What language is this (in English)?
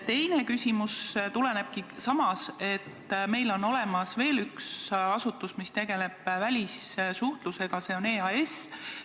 Estonian